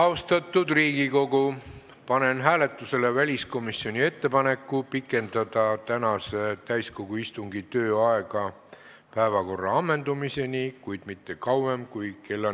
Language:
Estonian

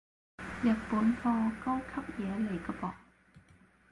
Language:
Cantonese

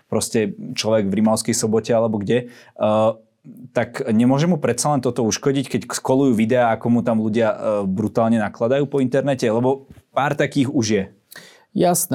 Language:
Slovak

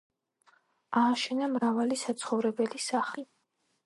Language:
Georgian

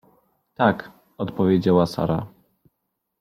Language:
Polish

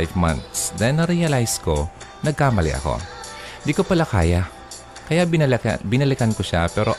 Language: Filipino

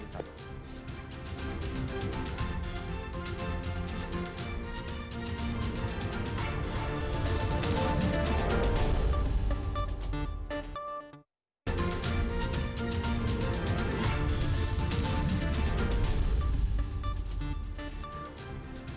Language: Indonesian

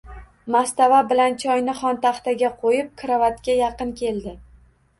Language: Uzbek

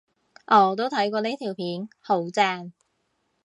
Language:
Cantonese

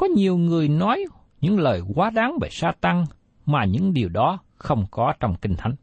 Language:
Vietnamese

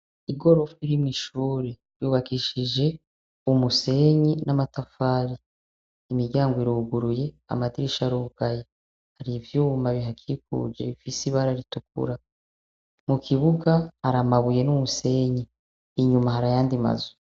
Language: Rundi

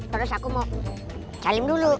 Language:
Indonesian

